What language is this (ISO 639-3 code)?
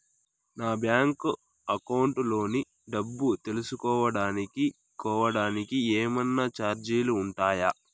tel